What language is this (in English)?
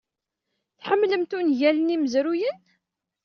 Kabyle